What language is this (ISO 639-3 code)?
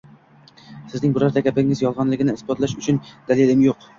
uzb